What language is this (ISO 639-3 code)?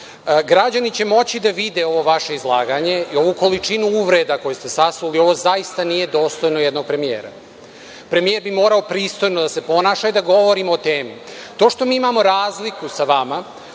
srp